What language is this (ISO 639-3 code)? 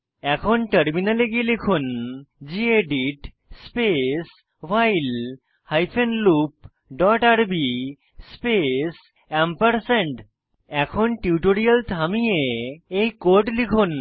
ben